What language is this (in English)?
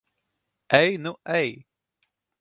Latvian